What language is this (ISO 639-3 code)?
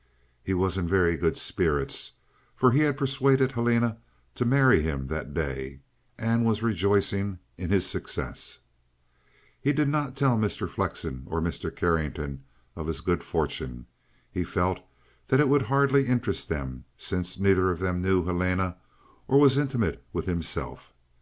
eng